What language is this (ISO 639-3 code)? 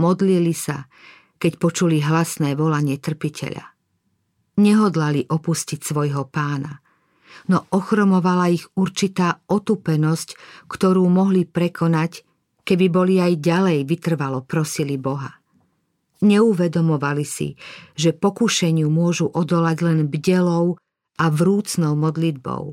slk